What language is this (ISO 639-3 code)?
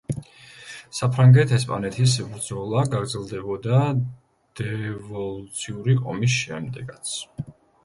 kat